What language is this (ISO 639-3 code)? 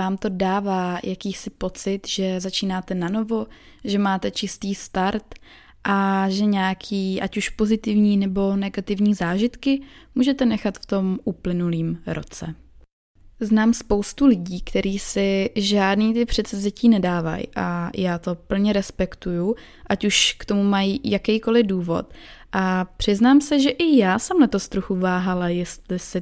ces